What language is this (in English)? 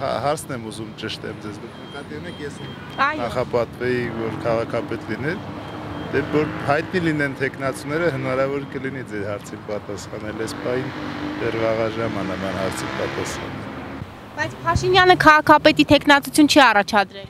Romanian